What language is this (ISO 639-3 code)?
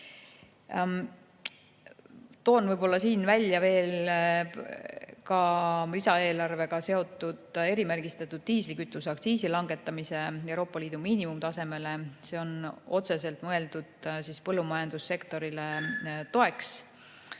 est